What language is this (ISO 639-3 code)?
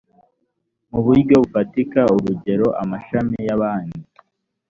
kin